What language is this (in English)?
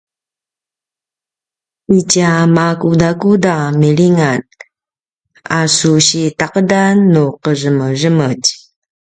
Paiwan